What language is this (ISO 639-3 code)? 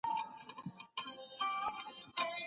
pus